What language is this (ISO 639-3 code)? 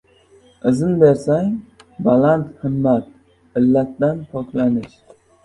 uzb